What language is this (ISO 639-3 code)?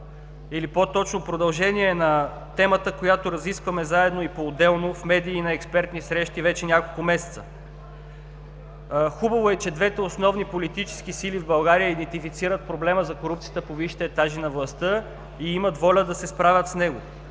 bul